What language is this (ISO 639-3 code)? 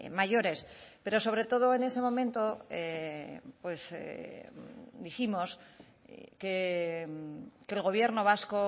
spa